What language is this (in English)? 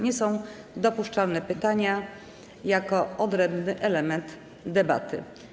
Polish